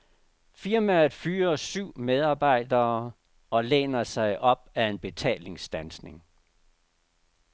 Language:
Danish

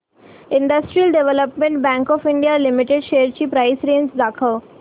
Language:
Marathi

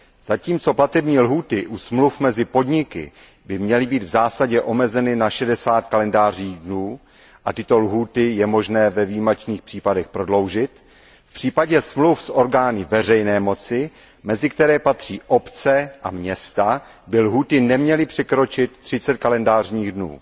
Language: Czech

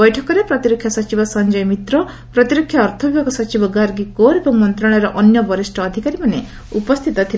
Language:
Odia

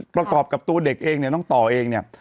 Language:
Thai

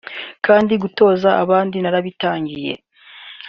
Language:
Kinyarwanda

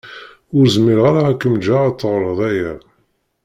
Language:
Kabyle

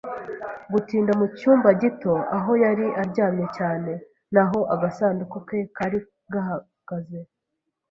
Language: Kinyarwanda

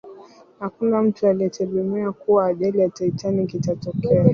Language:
Swahili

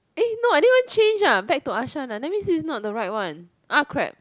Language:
English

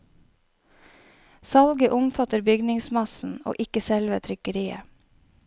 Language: Norwegian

